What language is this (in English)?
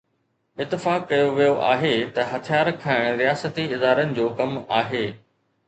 Sindhi